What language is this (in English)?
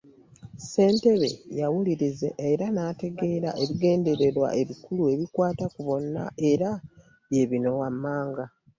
Ganda